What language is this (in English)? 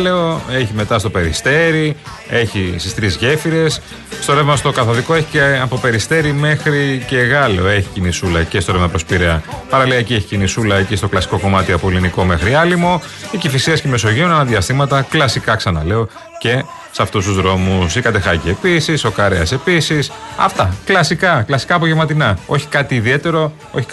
Greek